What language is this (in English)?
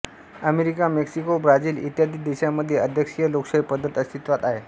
Marathi